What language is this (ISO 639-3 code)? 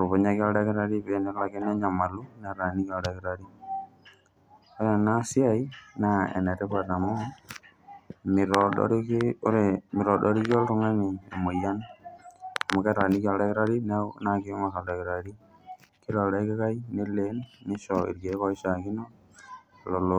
mas